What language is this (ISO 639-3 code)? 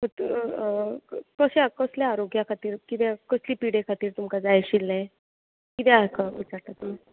kok